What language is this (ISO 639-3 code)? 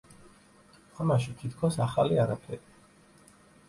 kat